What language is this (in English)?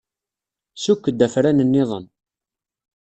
Kabyle